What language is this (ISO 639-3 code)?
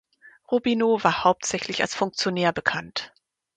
deu